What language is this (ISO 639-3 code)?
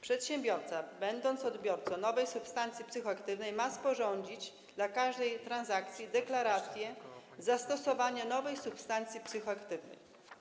pol